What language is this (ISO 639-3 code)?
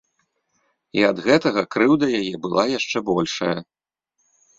bel